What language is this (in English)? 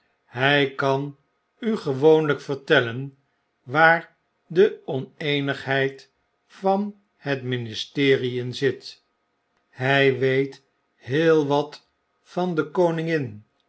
Dutch